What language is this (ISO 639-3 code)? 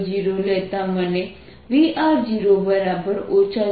guj